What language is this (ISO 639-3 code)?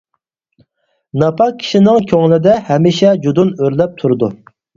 uig